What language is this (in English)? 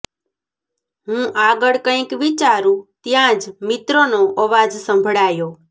Gujarati